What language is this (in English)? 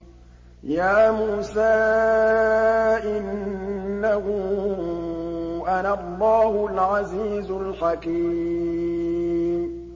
Arabic